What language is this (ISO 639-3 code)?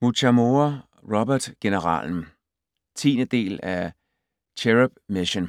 dan